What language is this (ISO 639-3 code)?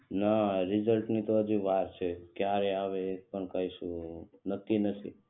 guj